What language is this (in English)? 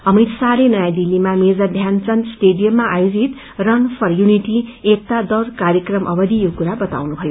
Nepali